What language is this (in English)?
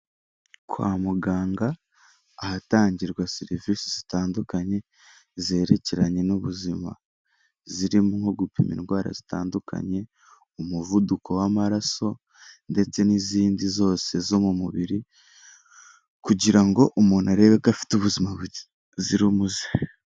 Kinyarwanda